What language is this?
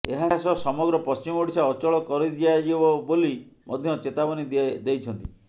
Odia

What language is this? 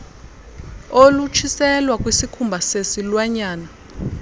Xhosa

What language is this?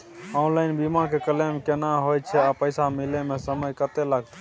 Maithili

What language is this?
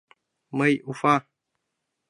Mari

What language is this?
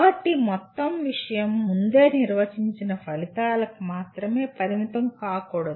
Telugu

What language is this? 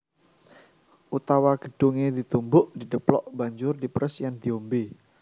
Javanese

